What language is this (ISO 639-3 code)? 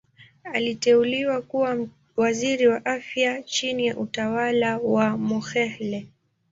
swa